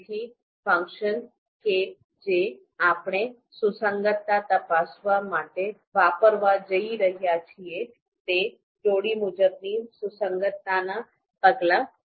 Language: Gujarati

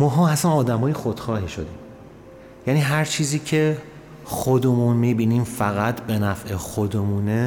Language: Persian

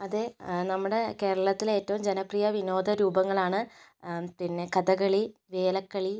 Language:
Malayalam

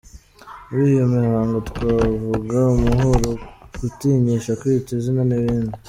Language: Kinyarwanda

